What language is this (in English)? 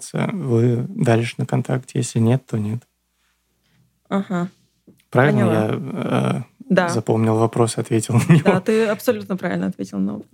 Russian